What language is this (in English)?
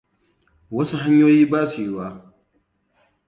Hausa